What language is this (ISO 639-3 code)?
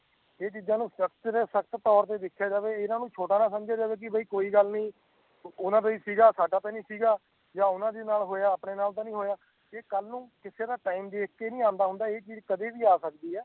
pan